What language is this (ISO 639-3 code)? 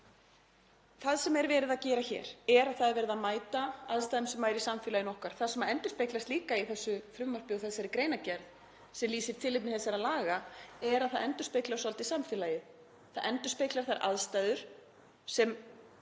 isl